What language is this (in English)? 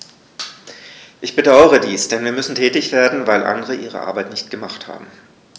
German